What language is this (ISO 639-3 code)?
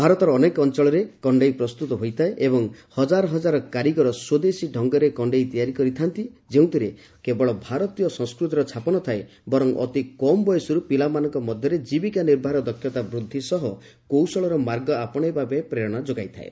ori